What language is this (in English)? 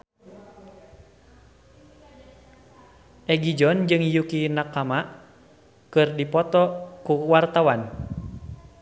Sundanese